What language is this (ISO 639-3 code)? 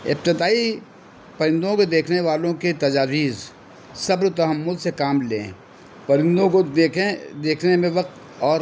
urd